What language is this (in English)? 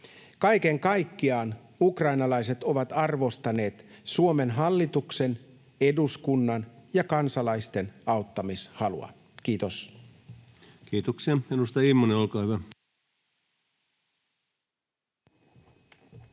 Finnish